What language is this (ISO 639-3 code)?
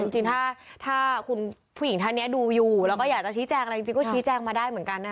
tha